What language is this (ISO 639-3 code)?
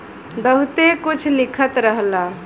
bho